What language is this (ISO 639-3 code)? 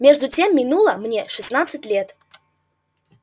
rus